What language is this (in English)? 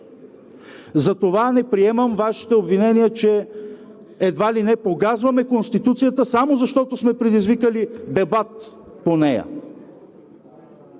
Bulgarian